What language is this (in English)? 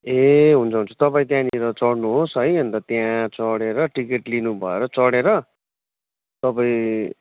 Nepali